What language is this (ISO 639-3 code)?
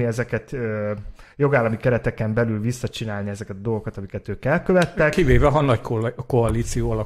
hun